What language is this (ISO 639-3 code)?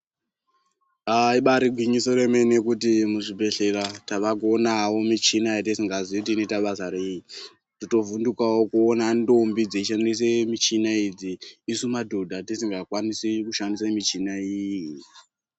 ndc